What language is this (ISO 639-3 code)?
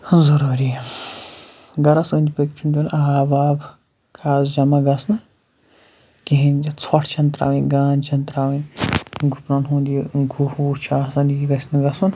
kas